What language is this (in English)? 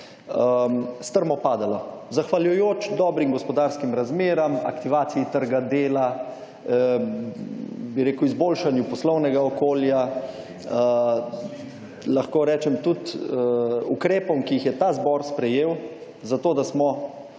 Slovenian